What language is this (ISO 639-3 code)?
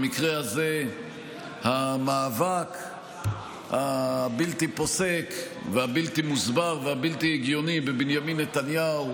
heb